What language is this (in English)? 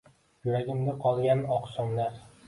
Uzbek